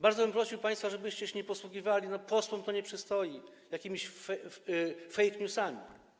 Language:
Polish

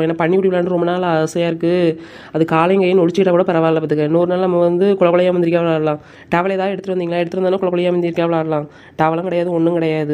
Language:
Thai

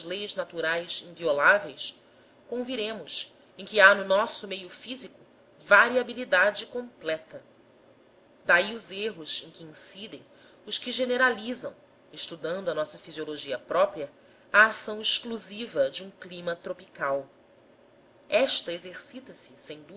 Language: Portuguese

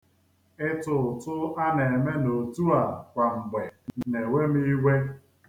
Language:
Igbo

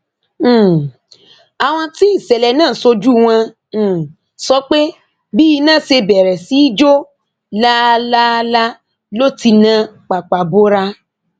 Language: Yoruba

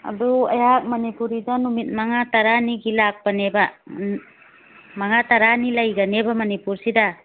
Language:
Manipuri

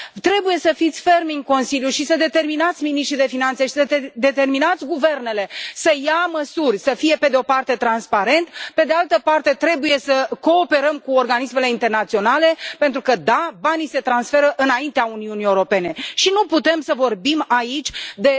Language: Romanian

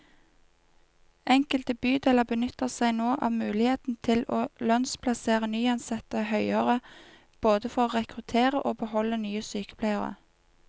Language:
Norwegian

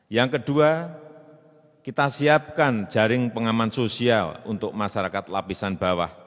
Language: Indonesian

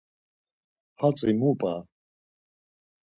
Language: Laz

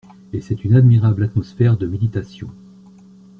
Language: French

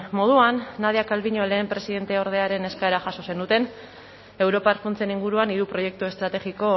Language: Basque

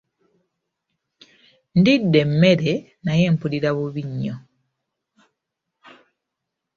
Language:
Ganda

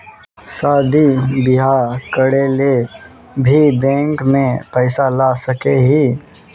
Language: Magahi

